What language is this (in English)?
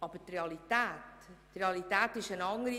Swiss German